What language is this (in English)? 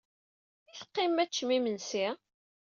Kabyle